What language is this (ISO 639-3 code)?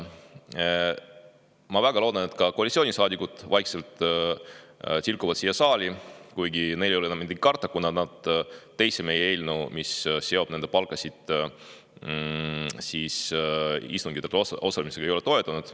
est